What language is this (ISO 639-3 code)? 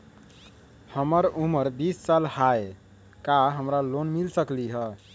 mag